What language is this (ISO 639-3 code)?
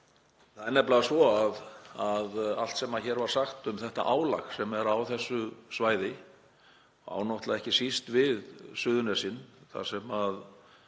isl